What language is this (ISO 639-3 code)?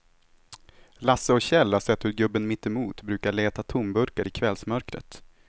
swe